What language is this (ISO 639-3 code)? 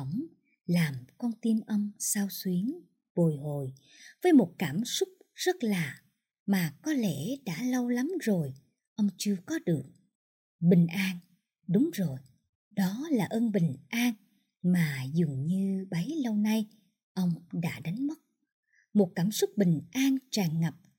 vie